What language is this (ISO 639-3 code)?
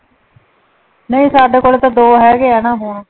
pan